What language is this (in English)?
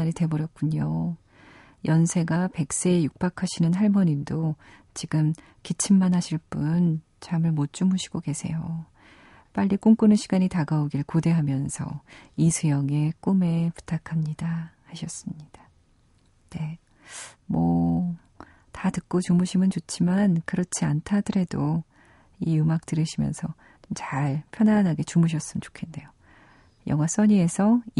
Korean